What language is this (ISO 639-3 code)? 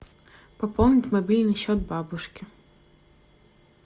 rus